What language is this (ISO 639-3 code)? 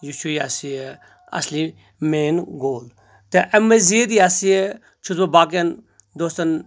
kas